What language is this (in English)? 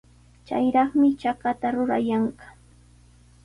Sihuas Ancash Quechua